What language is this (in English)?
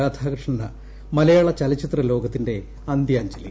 Malayalam